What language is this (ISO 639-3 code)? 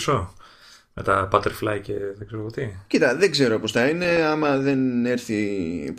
ell